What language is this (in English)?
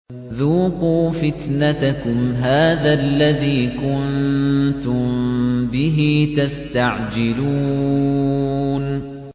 Arabic